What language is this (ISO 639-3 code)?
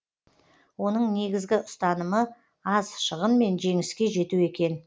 kaz